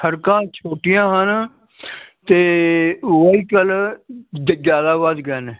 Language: Punjabi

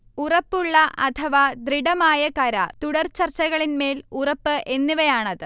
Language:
Malayalam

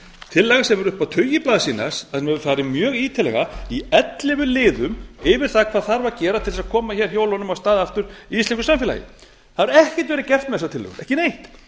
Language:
Icelandic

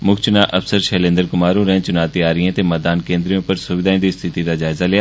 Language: Dogri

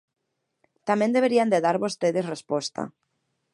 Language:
Galician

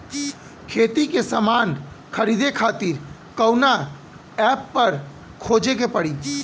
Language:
Bhojpuri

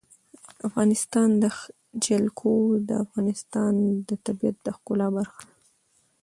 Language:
Pashto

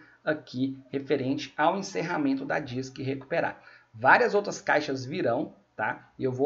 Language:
Portuguese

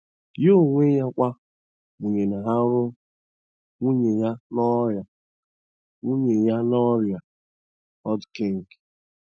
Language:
Igbo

